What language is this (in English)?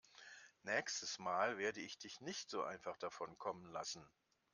German